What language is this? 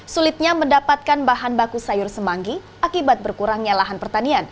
Indonesian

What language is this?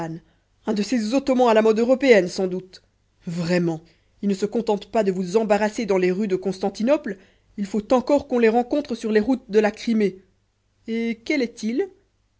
French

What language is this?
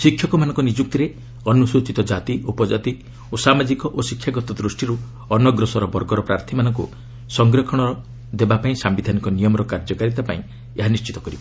Odia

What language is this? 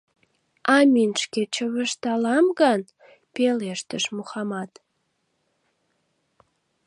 Mari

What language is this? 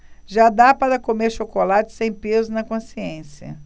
Portuguese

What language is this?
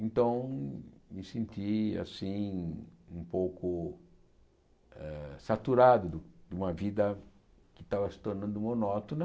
Portuguese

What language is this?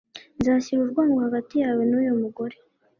Kinyarwanda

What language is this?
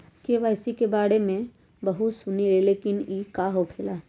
Magahi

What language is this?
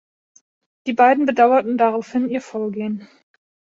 German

